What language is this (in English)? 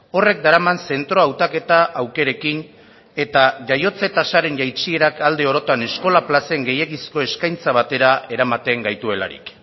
Basque